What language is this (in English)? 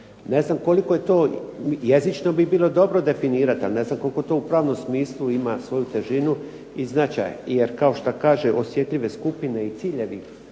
Croatian